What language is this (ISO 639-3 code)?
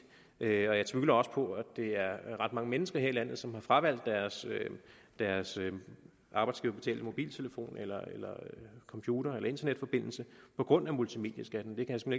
dan